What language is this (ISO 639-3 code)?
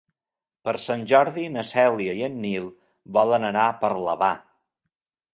cat